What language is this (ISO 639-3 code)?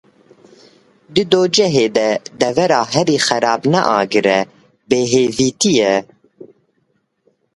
kur